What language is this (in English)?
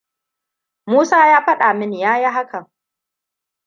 Hausa